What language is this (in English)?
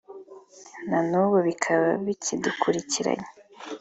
Kinyarwanda